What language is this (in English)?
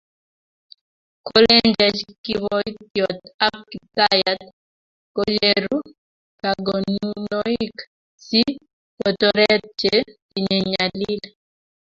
Kalenjin